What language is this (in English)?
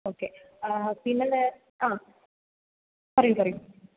Malayalam